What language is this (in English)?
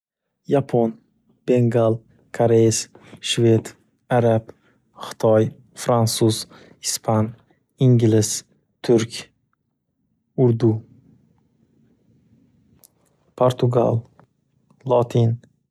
Uzbek